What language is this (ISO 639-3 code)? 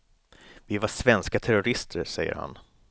swe